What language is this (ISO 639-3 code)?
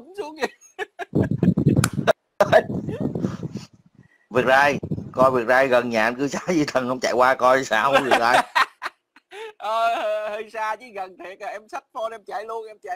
vie